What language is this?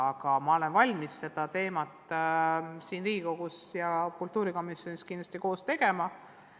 Estonian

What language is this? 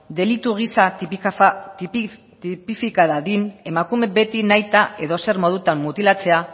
Basque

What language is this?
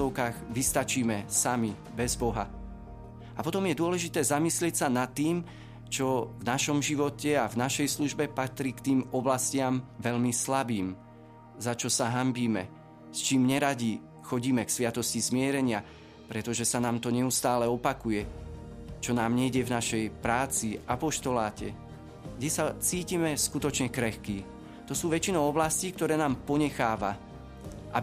Slovak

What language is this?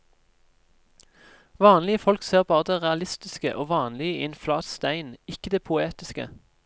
Norwegian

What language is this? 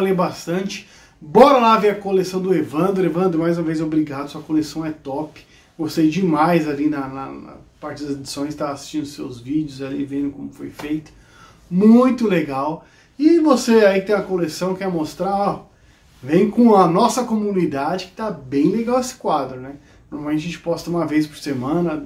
Portuguese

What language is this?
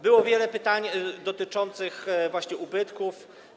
Polish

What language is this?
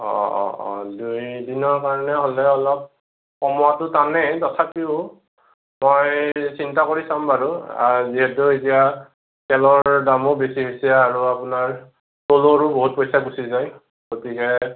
Assamese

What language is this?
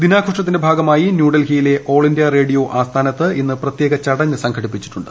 Malayalam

